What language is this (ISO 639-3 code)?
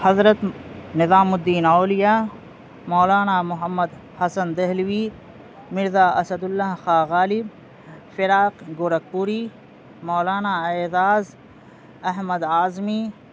urd